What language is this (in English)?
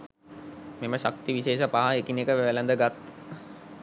Sinhala